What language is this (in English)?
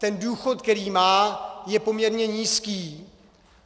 Czech